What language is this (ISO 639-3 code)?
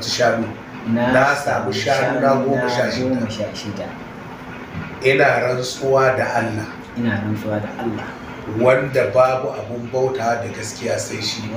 ara